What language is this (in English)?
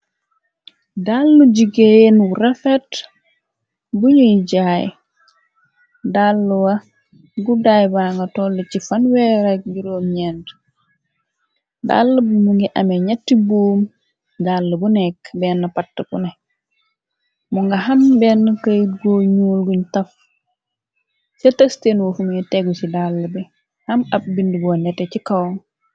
Wolof